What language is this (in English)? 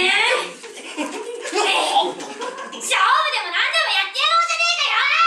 Japanese